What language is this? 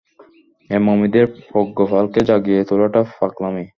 Bangla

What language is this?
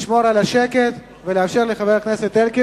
Hebrew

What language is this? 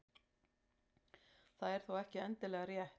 Icelandic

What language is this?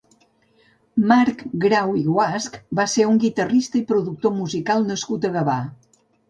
Catalan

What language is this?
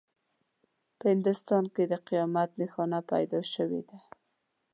Pashto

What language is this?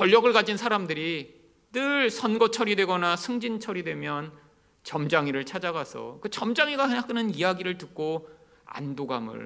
Korean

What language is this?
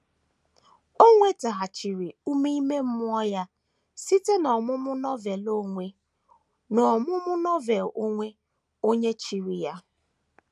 Igbo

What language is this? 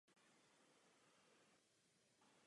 Czech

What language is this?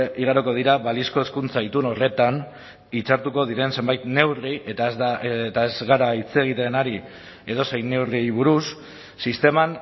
Basque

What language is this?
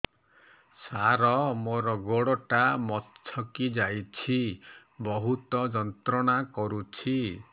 Odia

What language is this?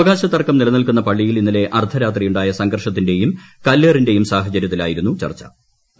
Malayalam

